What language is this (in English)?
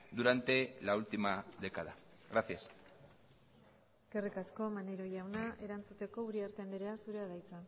Basque